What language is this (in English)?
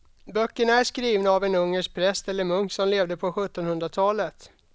Swedish